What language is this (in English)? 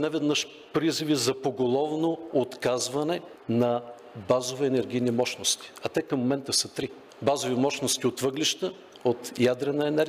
Bulgarian